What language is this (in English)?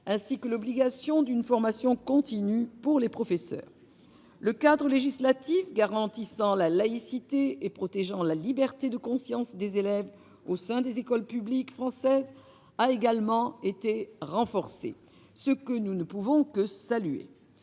French